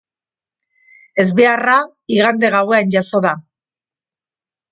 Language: Basque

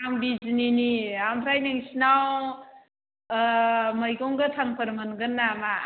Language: Bodo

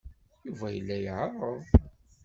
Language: Kabyle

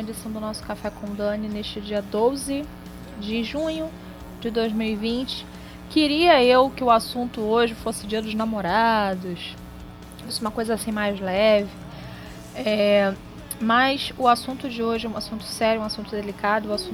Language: Portuguese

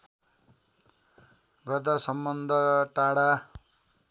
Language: Nepali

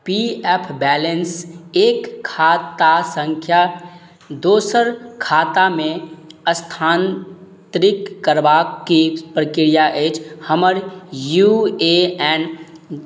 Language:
Maithili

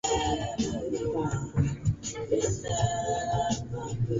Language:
Swahili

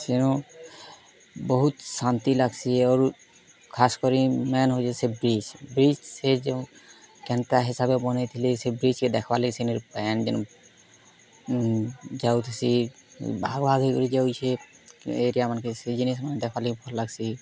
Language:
Odia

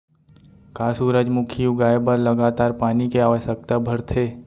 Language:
Chhattisgarhi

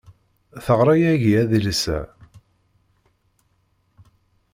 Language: Kabyle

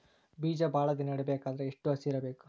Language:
Kannada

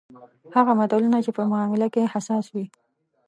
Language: Pashto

